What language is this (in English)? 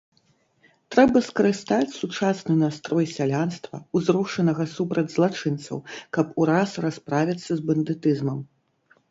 Belarusian